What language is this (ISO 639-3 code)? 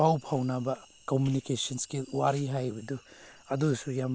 mni